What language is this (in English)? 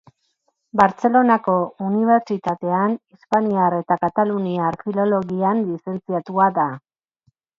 Basque